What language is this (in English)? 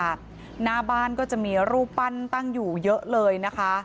Thai